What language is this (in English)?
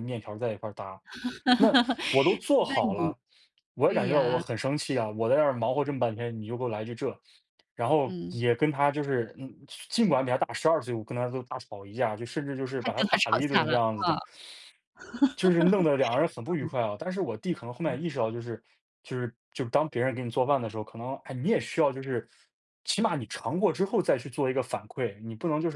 Chinese